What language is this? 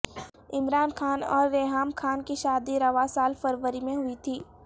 Urdu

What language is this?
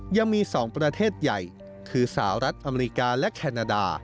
Thai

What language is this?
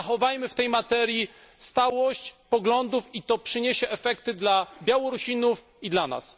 Polish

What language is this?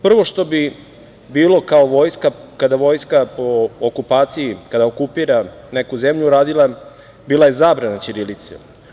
Serbian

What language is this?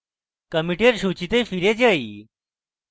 Bangla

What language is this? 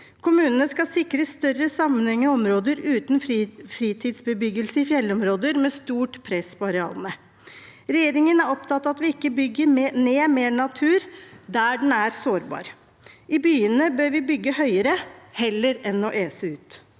Norwegian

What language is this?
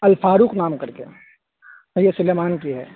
Urdu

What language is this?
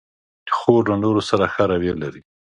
Pashto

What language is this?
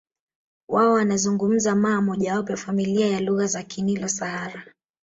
Swahili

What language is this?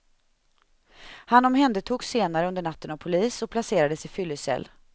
Swedish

